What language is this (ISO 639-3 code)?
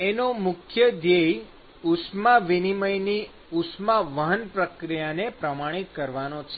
guj